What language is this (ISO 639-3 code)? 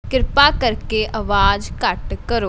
pan